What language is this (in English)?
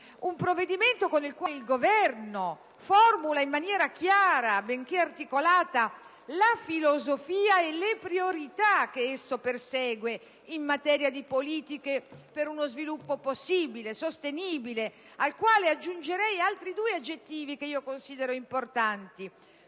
Italian